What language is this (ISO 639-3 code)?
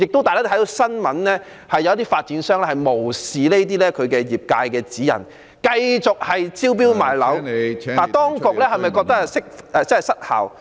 yue